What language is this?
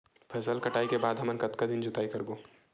Chhattisgarhi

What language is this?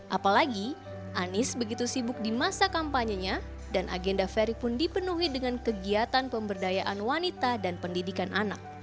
Indonesian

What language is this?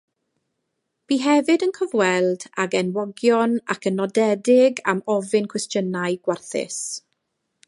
Welsh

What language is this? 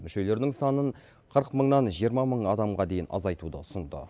Kazakh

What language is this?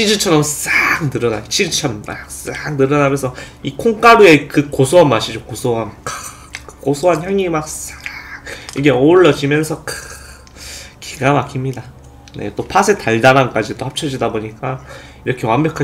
Korean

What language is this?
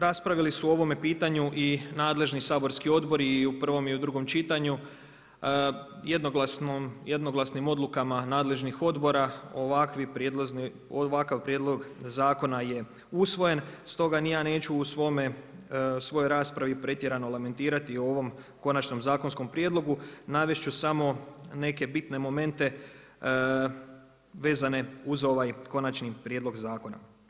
Croatian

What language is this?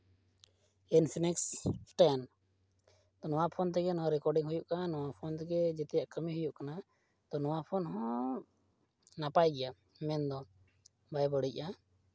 Santali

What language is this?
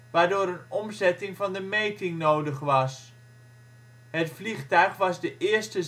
Dutch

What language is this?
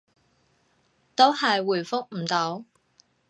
Cantonese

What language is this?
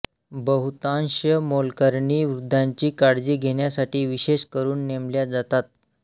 Marathi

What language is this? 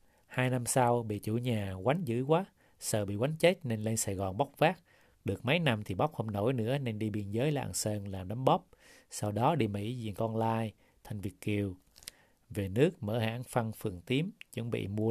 Vietnamese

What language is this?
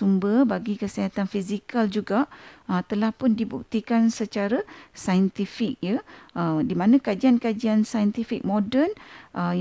Malay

